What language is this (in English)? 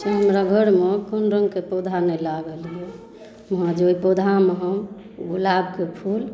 Maithili